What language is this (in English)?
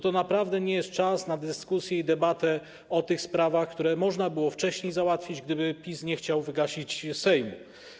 Polish